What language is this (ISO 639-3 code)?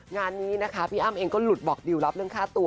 tha